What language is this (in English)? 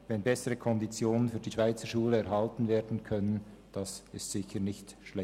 Swiss German